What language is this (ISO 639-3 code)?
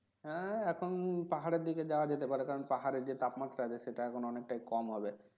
ben